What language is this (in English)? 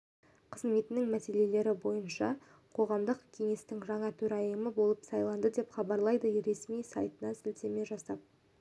Kazakh